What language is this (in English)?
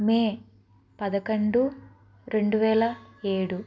Telugu